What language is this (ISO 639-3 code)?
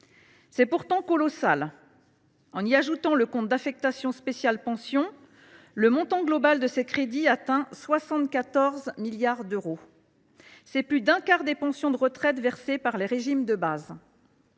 fra